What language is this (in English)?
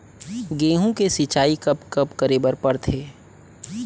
Chhattisgarhi